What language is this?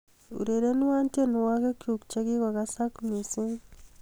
Kalenjin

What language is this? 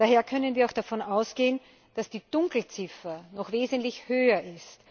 German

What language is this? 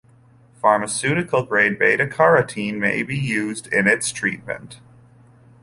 English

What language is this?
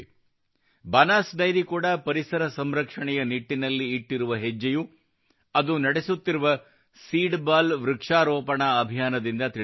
Kannada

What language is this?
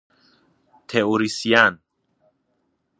Persian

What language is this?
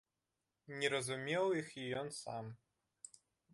Belarusian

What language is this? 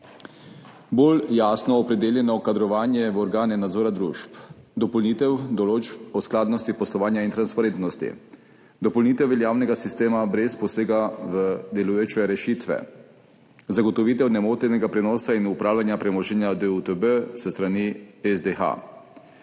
Slovenian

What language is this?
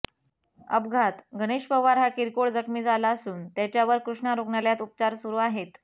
Marathi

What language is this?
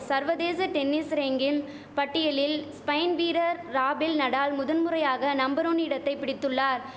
Tamil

